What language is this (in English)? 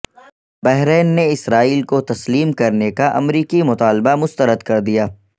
Urdu